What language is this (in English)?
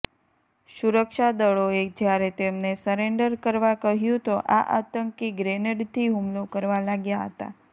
Gujarati